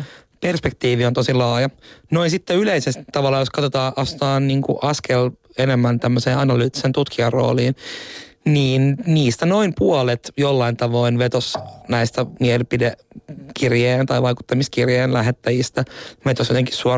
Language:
Finnish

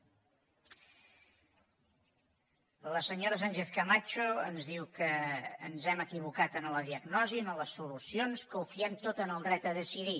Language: Catalan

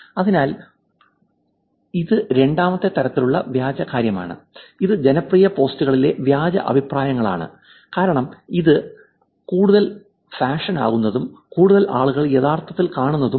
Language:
Malayalam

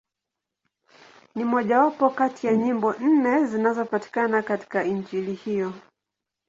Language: Swahili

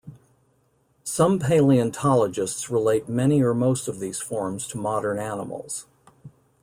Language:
English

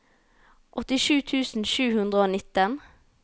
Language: Norwegian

